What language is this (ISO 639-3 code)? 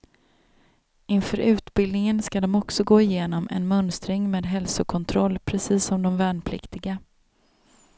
swe